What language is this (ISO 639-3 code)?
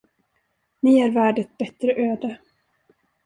swe